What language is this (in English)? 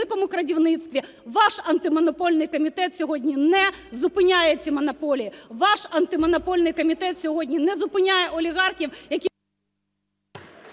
Ukrainian